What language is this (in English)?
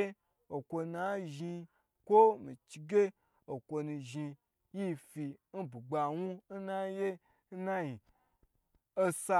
Gbagyi